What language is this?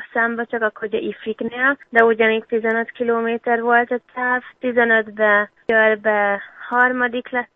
Hungarian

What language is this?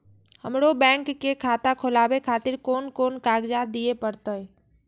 Maithili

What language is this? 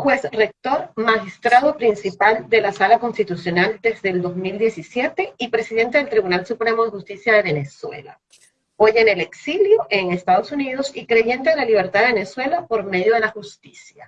Spanish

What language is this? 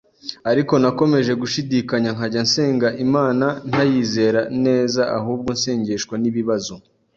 Kinyarwanda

